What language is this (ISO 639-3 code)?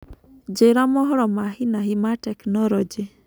kik